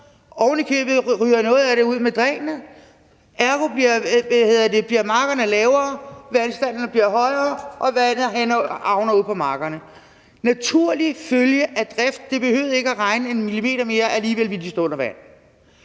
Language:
Danish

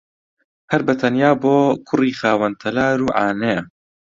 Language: Central Kurdish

